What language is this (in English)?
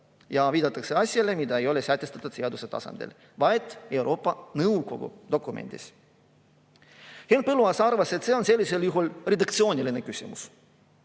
Estonian